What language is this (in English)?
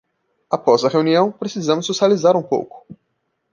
Portuguese